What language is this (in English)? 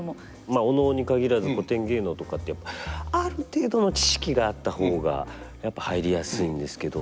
Japanese